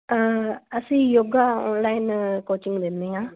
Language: Punjabi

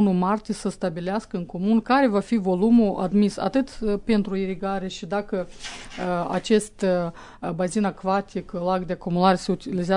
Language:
Romanian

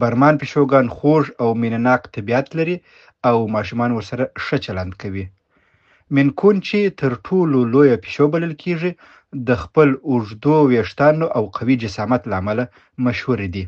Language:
Southern Pashto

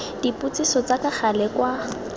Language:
Tswana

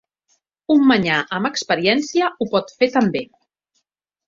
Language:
Catalan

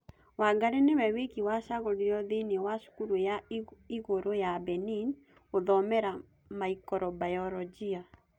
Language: Kikuyu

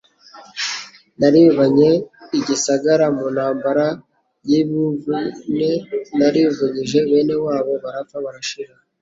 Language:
Kinyarwanda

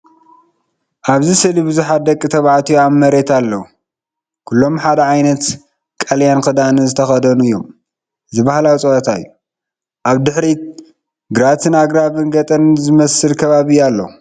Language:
Tigrinya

